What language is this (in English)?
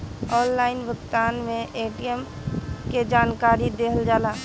Bhojpuri